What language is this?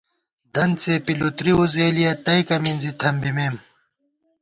Gawar-Bati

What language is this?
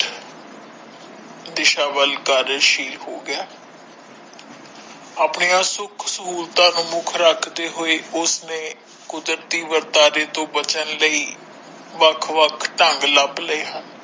Punjabi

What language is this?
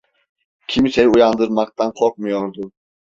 Turkish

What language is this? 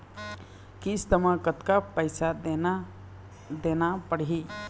Chhattisgarhi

